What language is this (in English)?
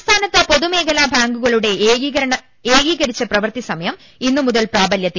Malayalam